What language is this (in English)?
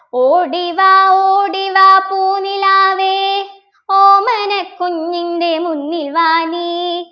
Malayalam